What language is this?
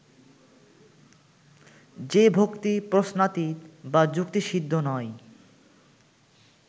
Bangla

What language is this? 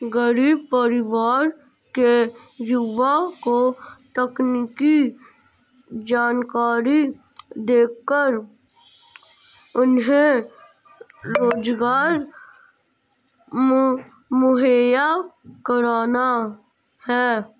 Hindi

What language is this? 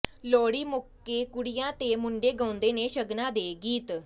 Punjabi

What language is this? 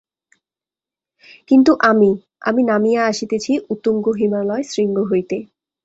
Bangla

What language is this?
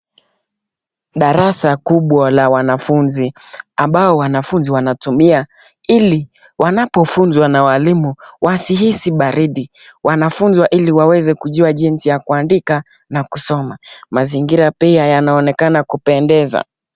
Swahili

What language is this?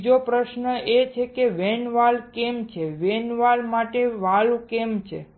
Gujarati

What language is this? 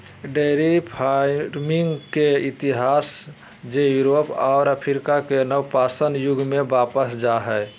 Magahi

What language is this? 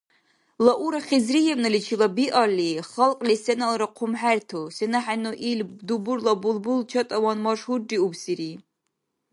Dargwa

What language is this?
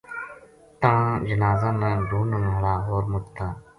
Gujari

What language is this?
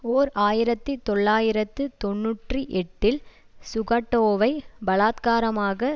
Tamil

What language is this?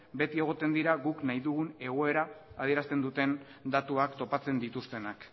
Basque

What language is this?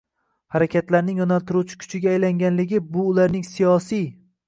Uzbek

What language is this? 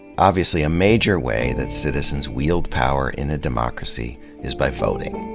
English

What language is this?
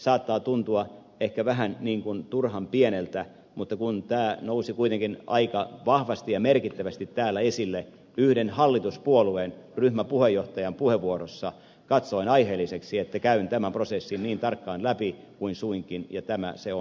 Finnish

